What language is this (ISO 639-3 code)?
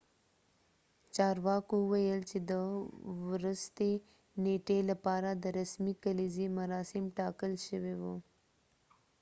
pus